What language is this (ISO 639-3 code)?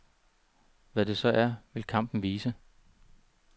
dan